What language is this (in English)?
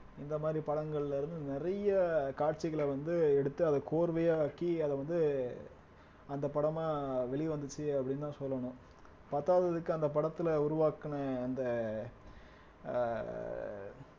Tamil